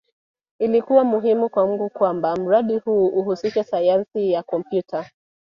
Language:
Swahili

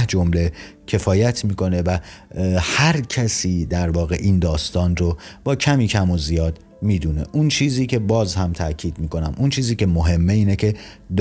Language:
Persian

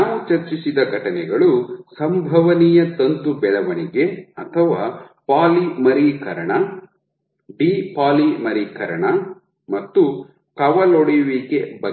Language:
Kannada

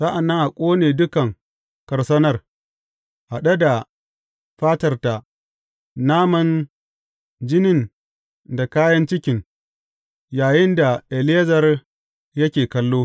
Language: Hausa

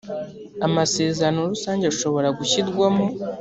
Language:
Kinyarwanda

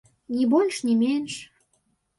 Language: Belarusian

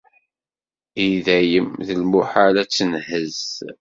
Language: Kabyle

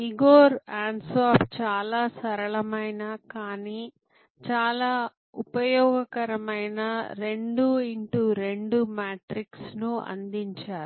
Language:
Telugu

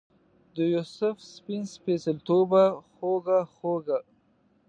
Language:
Pashto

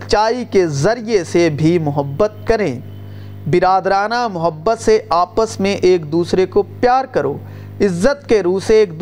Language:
Urdu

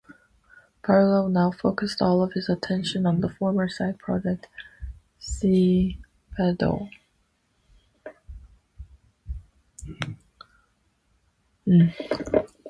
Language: English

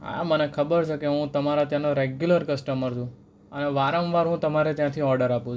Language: Gujarati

